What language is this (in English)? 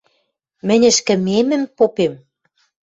Western Mari